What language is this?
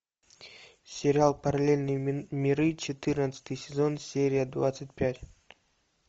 Russian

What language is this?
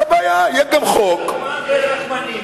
Hebrew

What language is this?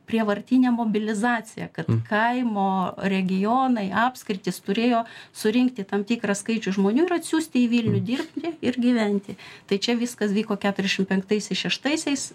Lithuanian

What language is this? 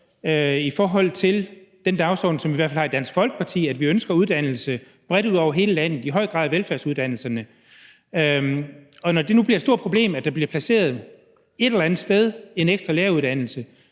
Danish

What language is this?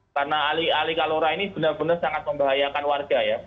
Indonesian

